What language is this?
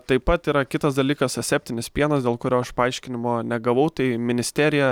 Lithuanian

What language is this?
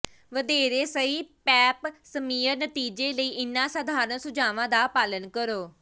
Punjabi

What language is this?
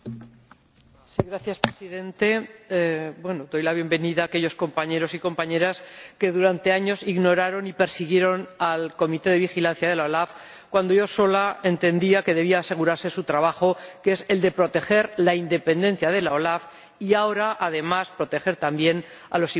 Spanish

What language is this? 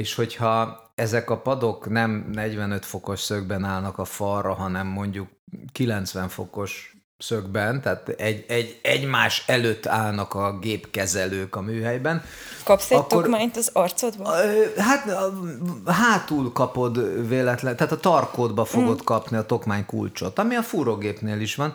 Hungarian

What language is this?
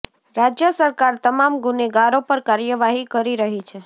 Gujarati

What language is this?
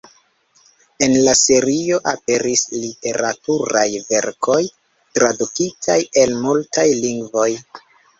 Esperanto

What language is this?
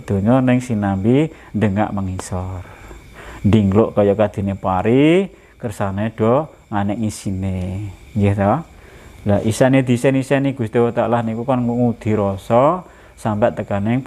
Indonesian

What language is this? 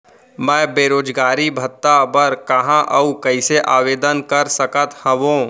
Chhattisgarhi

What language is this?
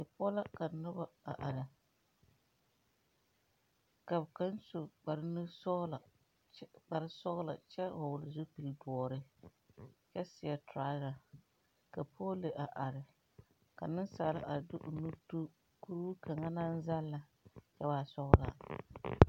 Southern Dagaare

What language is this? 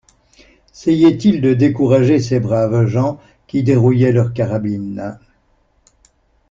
French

